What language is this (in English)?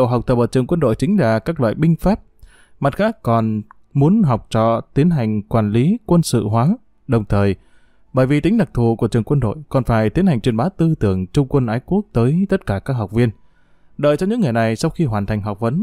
Vietnamese